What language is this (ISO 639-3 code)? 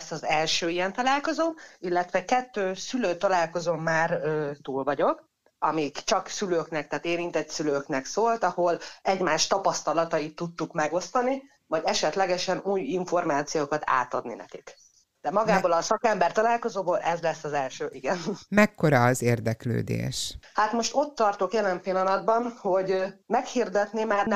hun